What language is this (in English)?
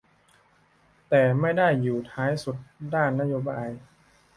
Thai